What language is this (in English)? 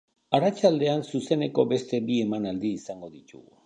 Basque